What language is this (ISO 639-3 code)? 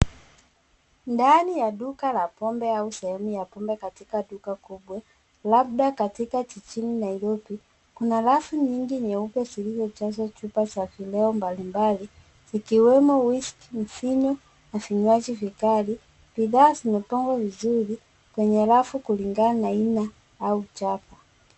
swa